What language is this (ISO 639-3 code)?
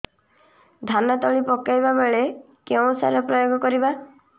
ori